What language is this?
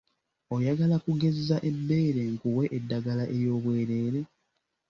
Ganda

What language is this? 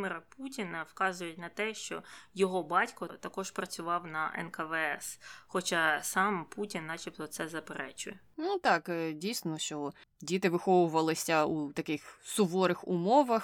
Ukrainian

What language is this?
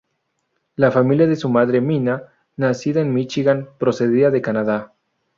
Spanish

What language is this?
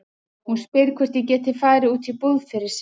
Icelandic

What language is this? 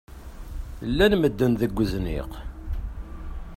Kabyle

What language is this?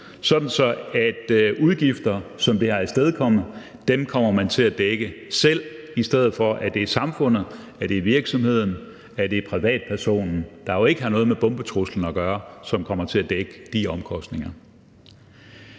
Danish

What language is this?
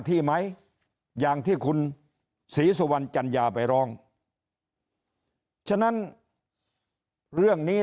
Thai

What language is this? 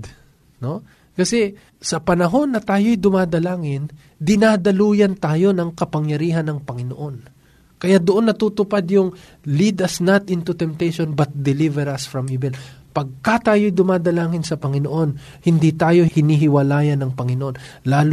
Filipino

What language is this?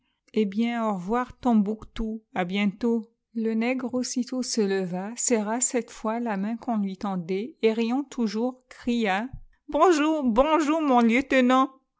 French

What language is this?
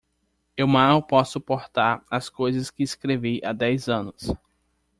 Portuguese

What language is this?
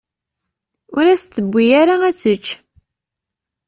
Kabyle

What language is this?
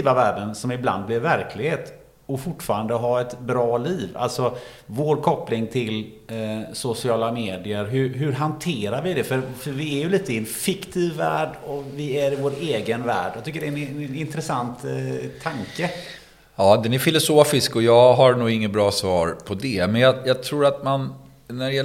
Swedish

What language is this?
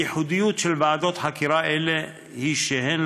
Hebrew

